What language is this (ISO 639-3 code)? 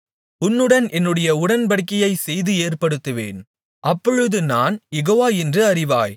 tam